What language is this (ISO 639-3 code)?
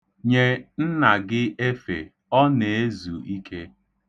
ibo